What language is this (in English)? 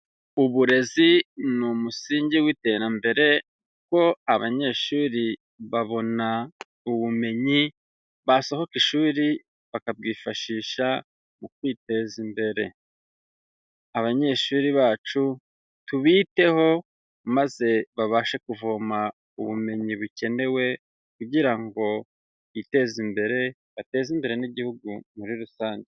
Kinyarwanda